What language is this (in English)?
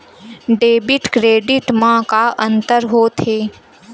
Chhattisgarhi